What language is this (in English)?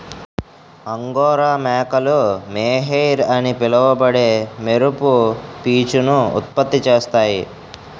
Telugu